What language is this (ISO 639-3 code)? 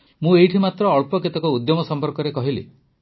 ori